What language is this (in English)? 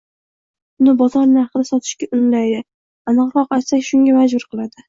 Uzbek